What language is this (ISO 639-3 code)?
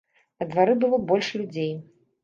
bel